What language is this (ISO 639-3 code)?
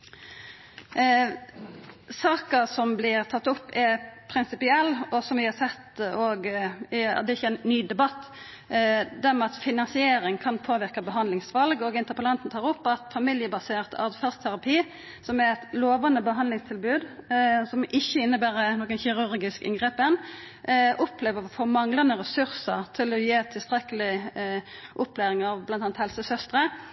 nno